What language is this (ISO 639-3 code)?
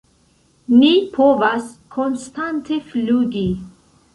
epo